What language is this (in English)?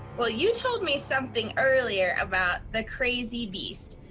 English